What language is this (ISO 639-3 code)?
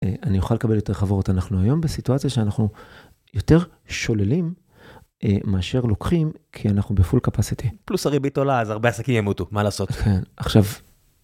heb